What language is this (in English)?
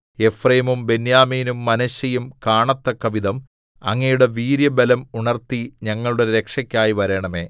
Malayalam